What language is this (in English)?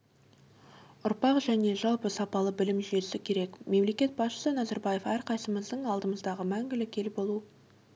Kazakh